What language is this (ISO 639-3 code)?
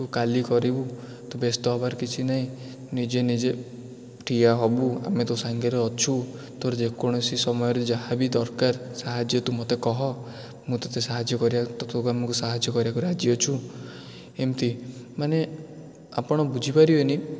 ori